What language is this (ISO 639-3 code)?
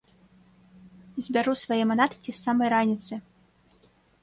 bel